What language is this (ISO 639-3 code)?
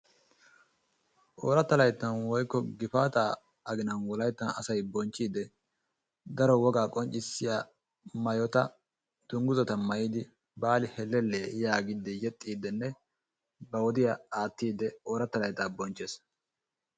wal